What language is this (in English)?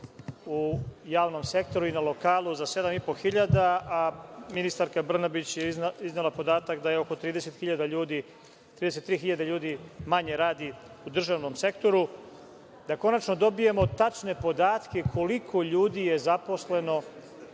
Serbian